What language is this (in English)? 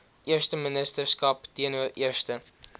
Afrikaans